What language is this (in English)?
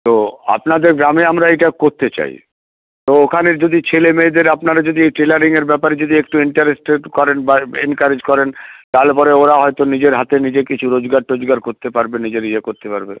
Bangla